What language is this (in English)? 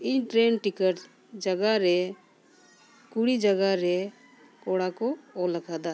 Santali